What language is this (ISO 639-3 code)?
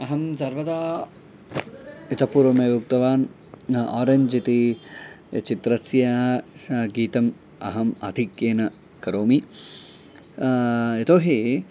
san